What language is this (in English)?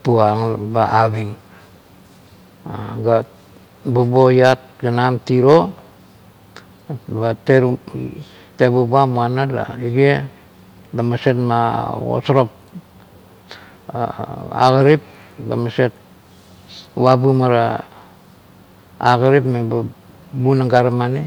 Kuot